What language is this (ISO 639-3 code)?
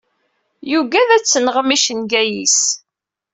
kab